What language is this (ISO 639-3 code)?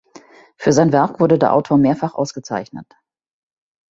deu